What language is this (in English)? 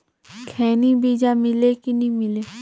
Chhattisgarhi